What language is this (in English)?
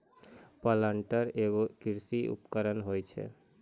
Maithili